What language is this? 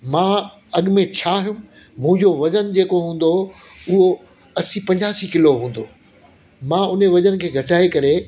Sindhi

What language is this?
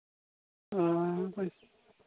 Santali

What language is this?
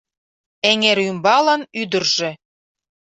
Mari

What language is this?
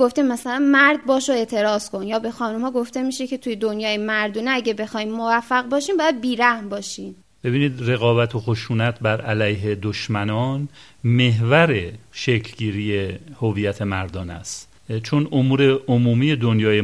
Persian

